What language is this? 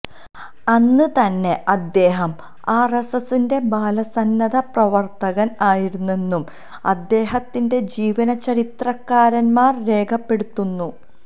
Malayalam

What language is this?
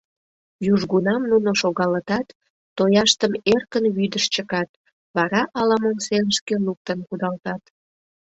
Mari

